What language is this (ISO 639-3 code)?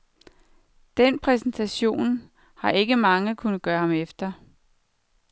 dan